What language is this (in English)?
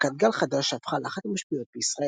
Hebrew